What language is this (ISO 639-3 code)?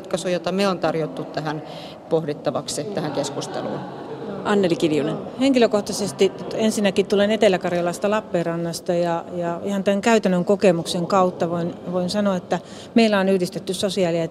fin